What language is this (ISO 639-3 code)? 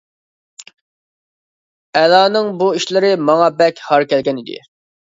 uig